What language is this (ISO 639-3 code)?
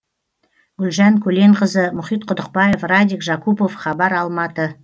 kaz